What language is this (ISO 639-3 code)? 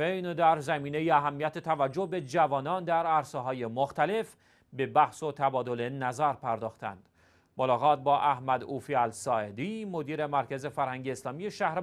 fas